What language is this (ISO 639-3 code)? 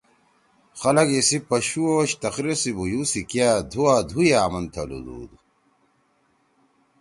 trw